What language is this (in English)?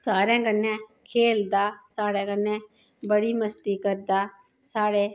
Dogri